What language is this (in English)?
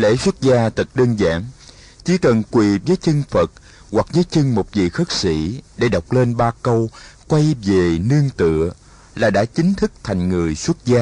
Vietnamese